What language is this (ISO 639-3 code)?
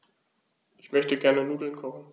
deu